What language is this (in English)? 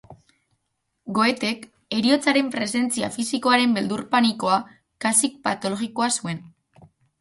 Basque